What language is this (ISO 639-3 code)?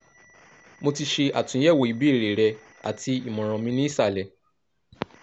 yor